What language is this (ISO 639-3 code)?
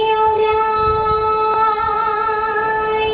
tha